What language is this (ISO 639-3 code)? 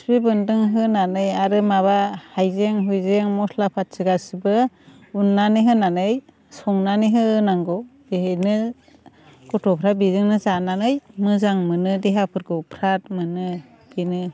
brx